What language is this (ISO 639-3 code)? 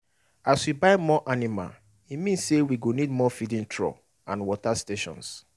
pcm